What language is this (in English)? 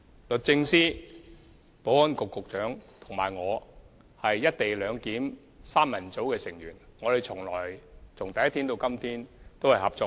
Cantonese